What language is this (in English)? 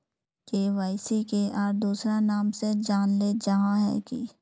Magahi